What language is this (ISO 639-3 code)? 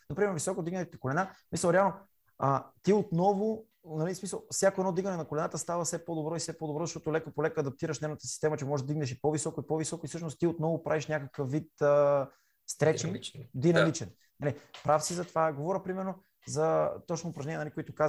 bul